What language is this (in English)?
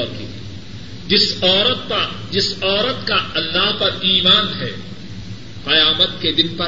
Urdu